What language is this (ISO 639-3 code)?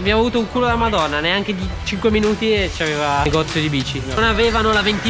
ita